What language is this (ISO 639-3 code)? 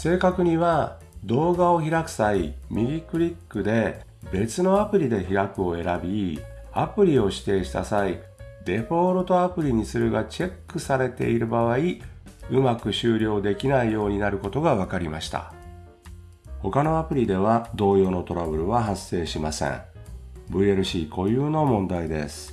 jpn